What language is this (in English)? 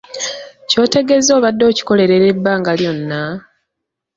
Ganda